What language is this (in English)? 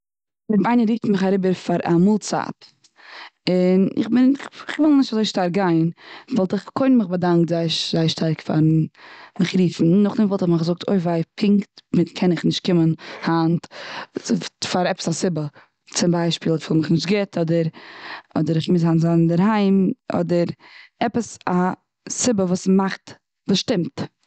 Yiddish